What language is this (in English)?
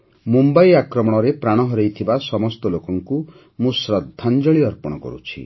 Odia